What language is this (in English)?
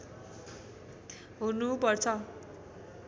Nepali